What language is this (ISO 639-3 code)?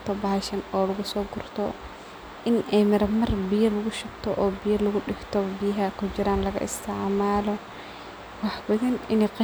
som